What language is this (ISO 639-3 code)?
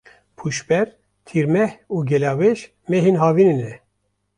kur